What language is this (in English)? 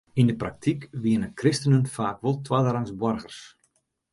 Western Frisian